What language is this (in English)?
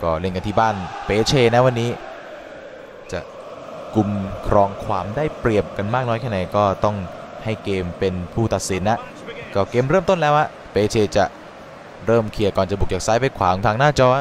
Thai